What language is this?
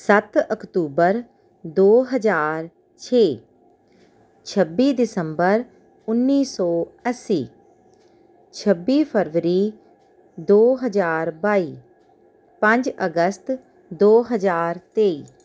Punjabi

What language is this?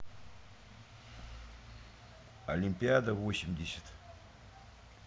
Russian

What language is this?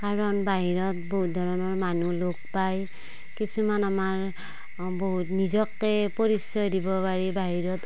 Assamese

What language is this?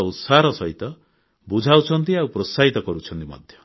Odia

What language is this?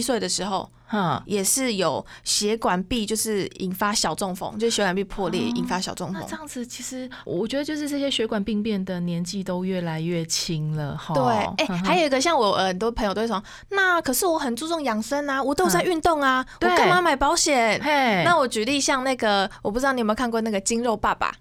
Chinese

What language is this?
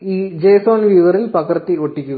Malayalam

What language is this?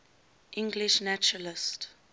English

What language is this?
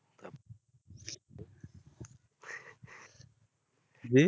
Bangla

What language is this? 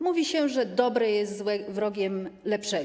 Polish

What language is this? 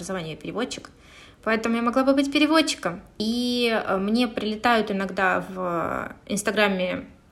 Russian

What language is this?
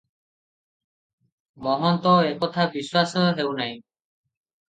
Odia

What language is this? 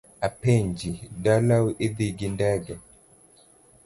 Luo (Kenya and Tanzania)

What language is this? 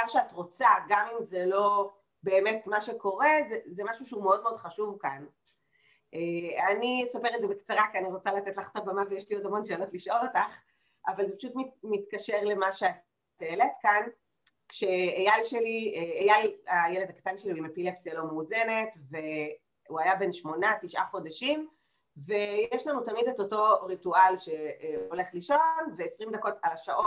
Hebrew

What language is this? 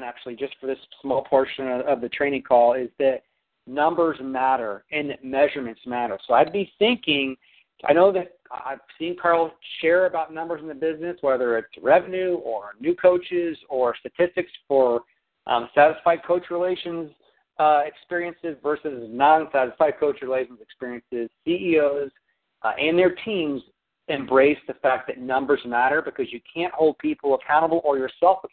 English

